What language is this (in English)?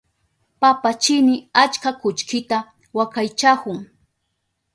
Southern Pastaza Quechua